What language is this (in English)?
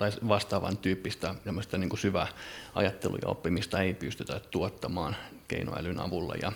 Finnish